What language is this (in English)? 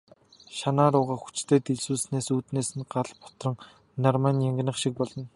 Mongolian